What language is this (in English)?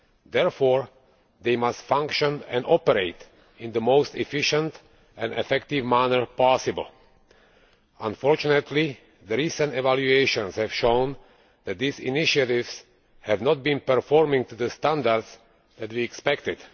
English